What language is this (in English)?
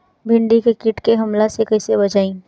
Bhojpuri